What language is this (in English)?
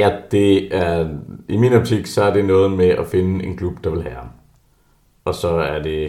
Danish